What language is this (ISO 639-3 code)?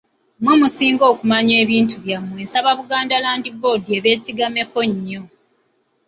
lug